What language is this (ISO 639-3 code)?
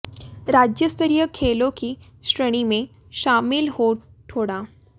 hin